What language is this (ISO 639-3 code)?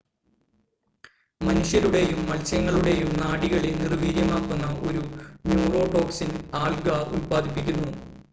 mal